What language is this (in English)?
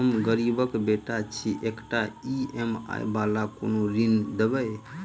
Maithili